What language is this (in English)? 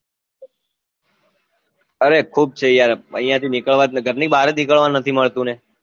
Gujarati